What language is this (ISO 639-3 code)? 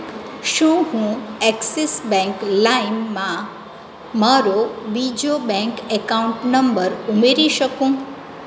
guj